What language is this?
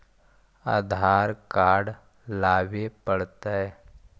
Magahi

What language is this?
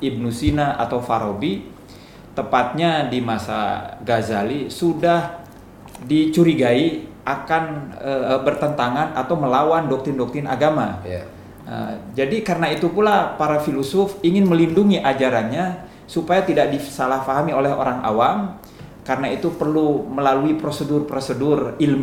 Indonesian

